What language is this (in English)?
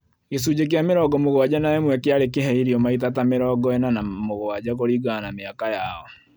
Kikuyu